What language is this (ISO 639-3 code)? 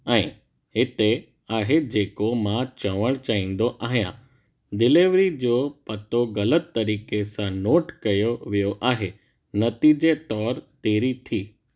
snd